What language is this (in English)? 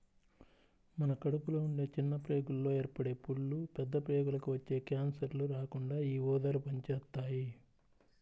Telugu